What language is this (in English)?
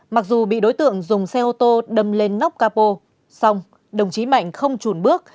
Vietnamese